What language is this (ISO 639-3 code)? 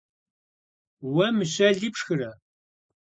kbd